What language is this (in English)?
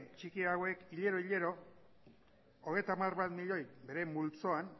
Basque